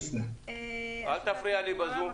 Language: Hebrew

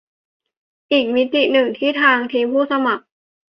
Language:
Thai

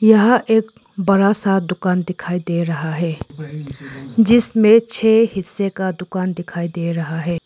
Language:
Hindi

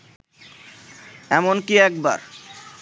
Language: Bangla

